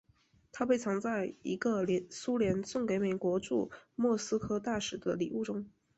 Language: Chinese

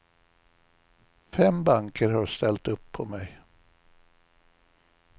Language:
Swedish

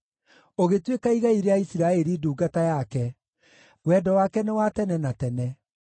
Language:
Kikuyu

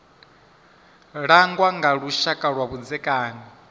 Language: Venda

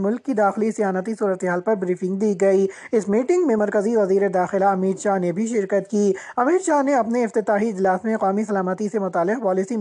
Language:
Urdu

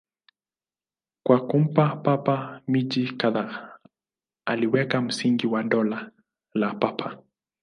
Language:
Swahili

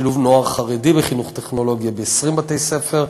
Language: Hebrew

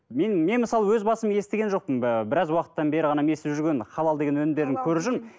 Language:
Kazakh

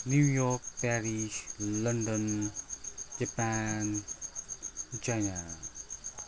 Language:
Nepali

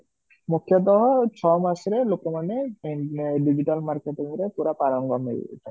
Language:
Odia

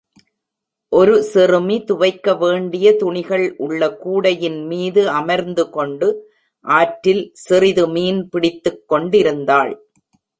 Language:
Tamil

